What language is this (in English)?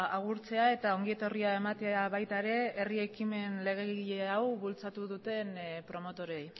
Basque